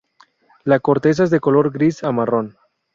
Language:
Spanish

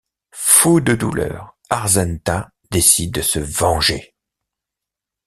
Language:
French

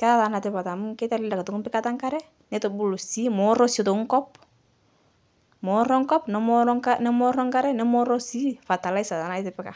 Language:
Masai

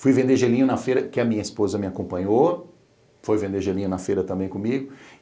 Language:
Portuguese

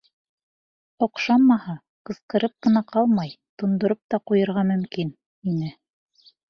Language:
Bashkir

